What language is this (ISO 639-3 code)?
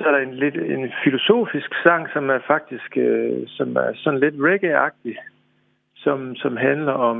dan